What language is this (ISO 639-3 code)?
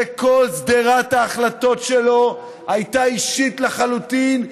heb